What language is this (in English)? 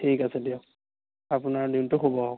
Assamese